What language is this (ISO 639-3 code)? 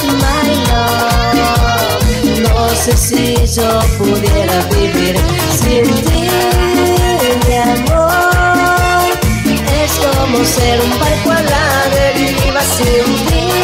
spa